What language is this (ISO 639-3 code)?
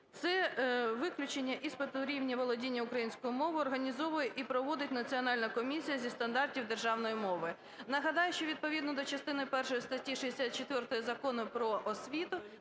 ukr